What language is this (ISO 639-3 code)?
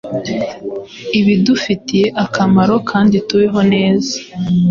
kin